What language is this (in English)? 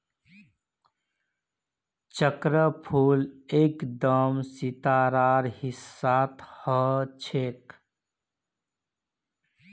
Magahi